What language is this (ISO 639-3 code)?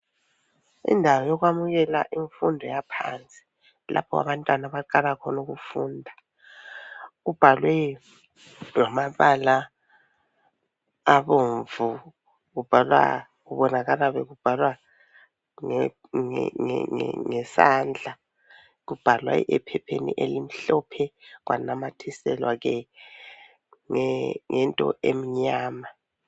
nde